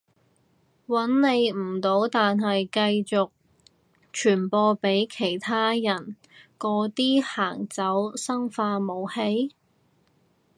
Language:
Cantonese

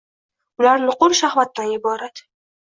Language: Uzbek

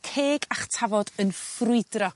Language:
Welsh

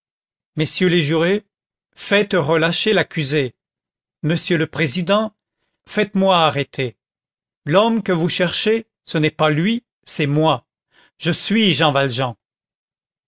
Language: French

